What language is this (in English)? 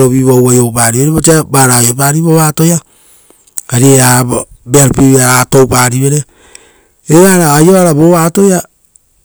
Rotokas